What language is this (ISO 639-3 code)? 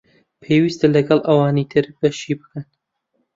ckb